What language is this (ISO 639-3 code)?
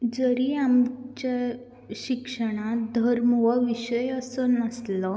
kok